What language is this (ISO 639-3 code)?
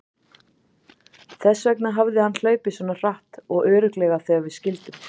isl